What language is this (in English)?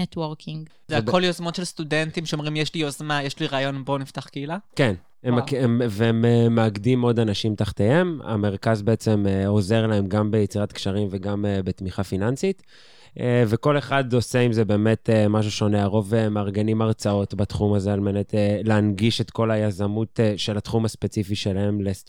Hebrew